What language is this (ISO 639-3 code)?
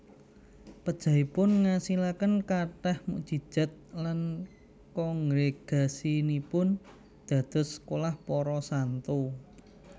jav